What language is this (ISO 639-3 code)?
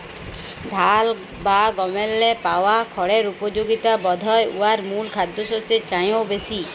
ben